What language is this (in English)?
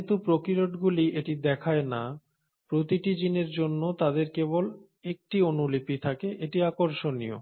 Bangla